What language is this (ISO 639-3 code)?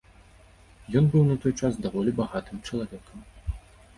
bel